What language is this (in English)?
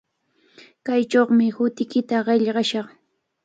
Cajatambo North Lima Quechua